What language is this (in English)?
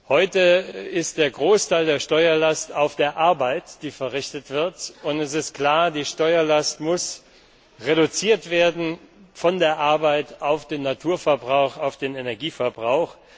German